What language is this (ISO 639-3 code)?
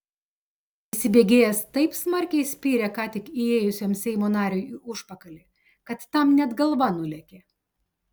lit